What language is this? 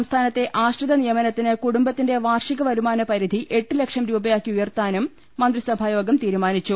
Malayalam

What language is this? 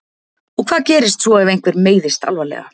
Icelandic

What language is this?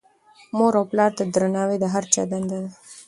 Pashto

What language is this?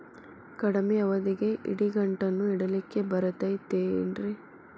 Kannada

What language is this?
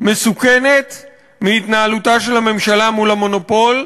Hebrew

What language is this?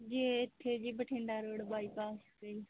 Punjabi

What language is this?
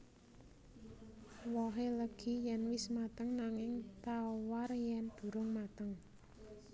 Javanese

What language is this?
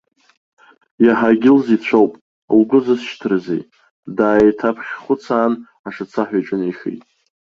Abkhazian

